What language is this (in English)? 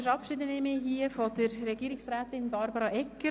Swiss German